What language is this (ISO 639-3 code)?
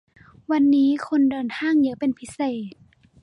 tha